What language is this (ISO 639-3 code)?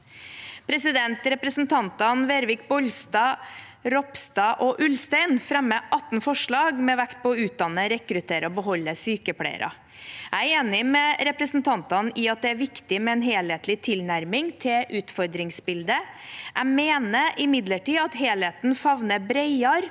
nor